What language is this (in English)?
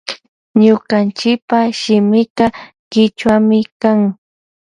Loja Highland Quichua